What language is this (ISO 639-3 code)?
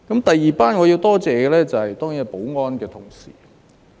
yue